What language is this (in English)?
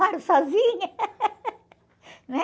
Portuguese